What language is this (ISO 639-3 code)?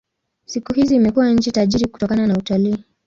swa